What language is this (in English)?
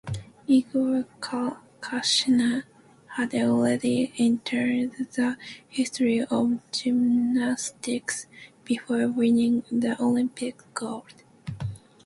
English